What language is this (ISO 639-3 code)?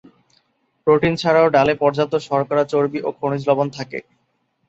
ben